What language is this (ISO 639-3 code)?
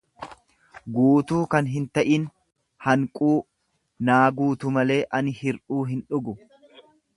orm